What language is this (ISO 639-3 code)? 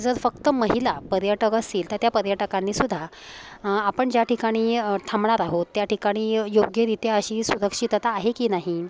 mar